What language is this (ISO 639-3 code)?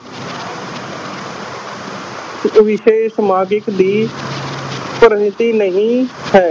pan